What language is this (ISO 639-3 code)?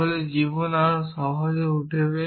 ben